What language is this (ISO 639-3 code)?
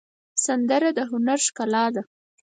pus